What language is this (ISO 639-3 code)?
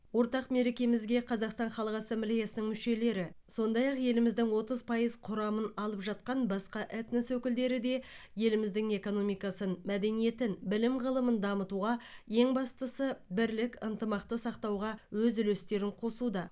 kaz